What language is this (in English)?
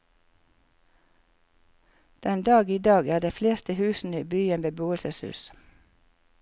Norwegian